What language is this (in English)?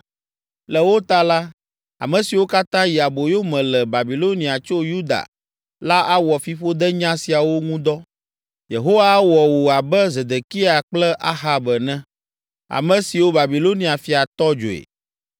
Ewe